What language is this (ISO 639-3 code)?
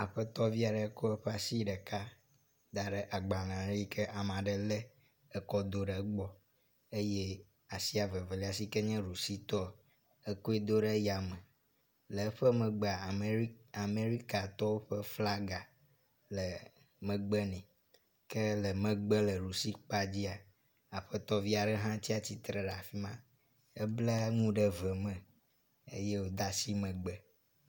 ewe